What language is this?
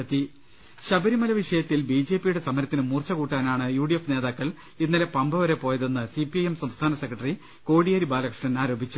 Malayalam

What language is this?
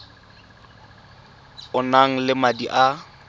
Tswana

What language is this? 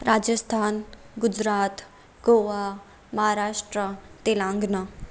Sindhi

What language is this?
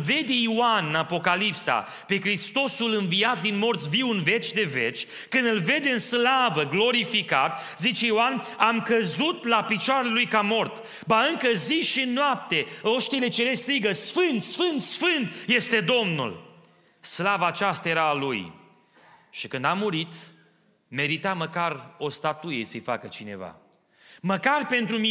Romanian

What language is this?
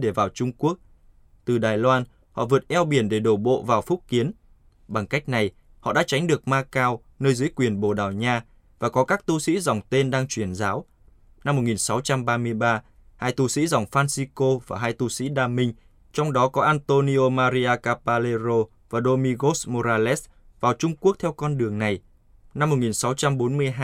Vietnamese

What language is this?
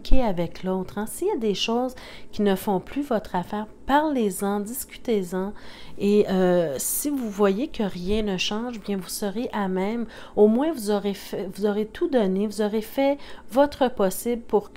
French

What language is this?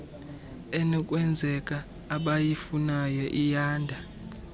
Xhosa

